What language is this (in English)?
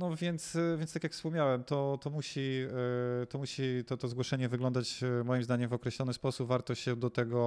Polish